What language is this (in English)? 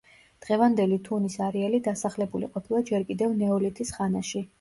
Georgian